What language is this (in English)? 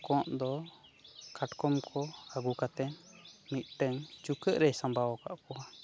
Santali